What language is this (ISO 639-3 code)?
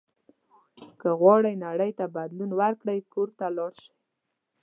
pus